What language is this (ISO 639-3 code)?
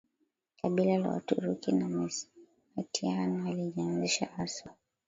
swa